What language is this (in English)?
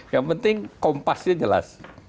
Indonesian